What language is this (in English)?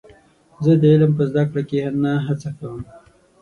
Pashto